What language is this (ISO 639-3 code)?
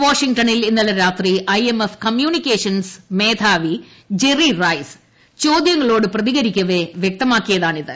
mal